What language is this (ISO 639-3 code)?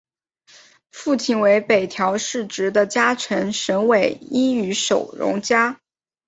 zho